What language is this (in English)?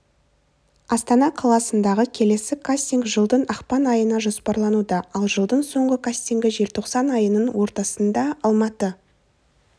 Kazakh